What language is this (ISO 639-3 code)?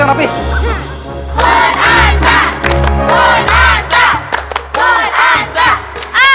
ind